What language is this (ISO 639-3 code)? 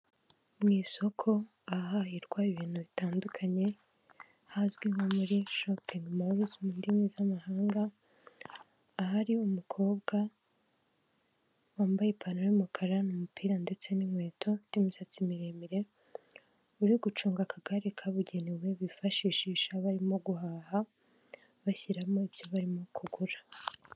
kin